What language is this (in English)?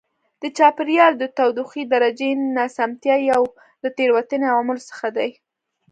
Pashto